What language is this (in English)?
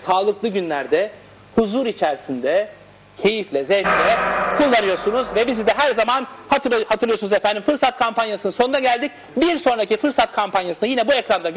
Turkish